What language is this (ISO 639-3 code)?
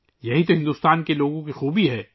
urd